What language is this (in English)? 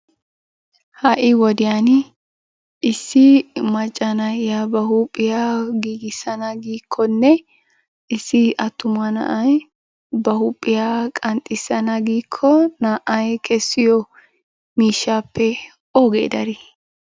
Wolaytta